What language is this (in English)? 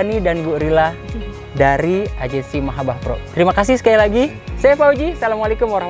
Indonesian